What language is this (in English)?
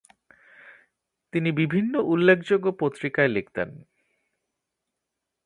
Bangla